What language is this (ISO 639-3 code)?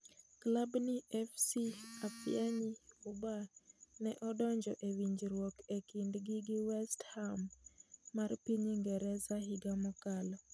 luo